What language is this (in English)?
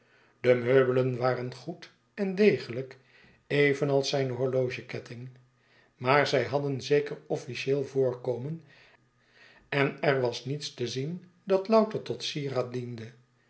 Dutch